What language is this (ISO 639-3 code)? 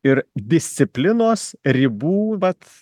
lit